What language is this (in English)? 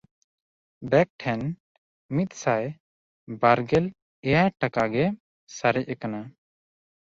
Santali